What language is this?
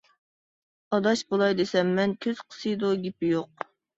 Uyghur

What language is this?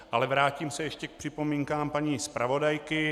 Czech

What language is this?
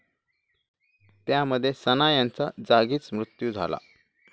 Marathi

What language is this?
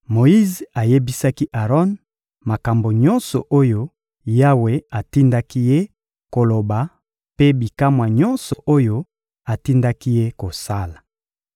Lingala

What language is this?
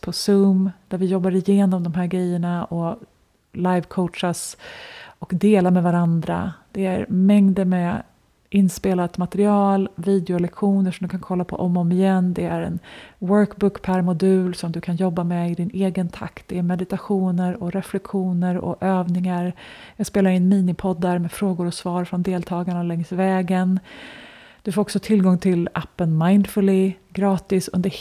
Swedish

